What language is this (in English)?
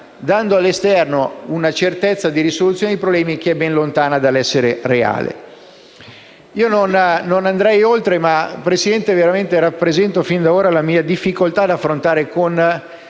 Italian